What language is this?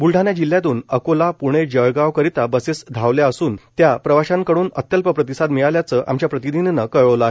Marathi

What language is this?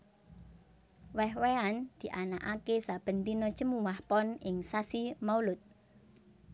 Javanese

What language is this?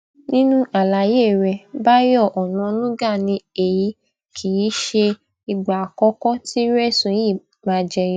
Yoruba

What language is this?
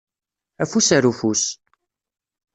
Kabyle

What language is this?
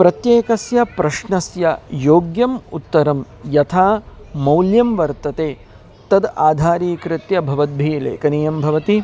Sanskrit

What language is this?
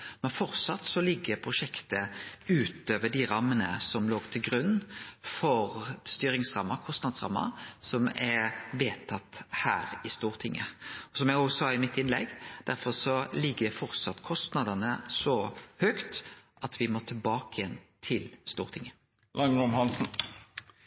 Norwegian Nynorsk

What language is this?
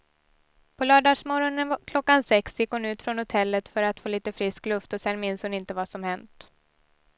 Swedish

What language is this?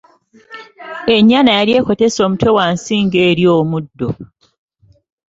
Ganda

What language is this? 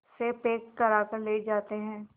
Hindi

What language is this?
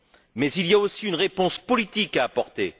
French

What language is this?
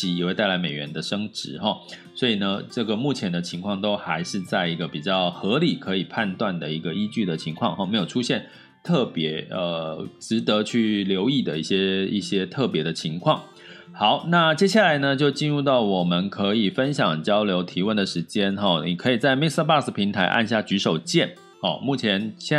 Chinese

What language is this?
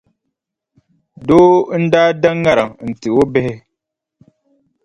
Dagbani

